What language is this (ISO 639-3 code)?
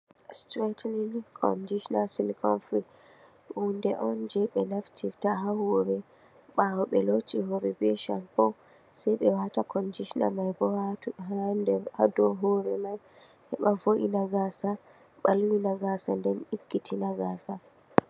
ful